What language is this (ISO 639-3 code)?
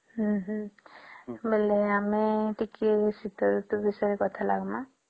ori